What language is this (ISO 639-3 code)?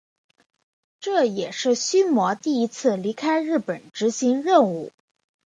zho